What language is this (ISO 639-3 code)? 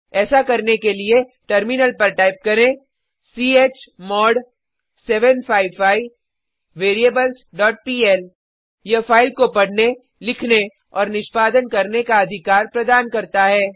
hin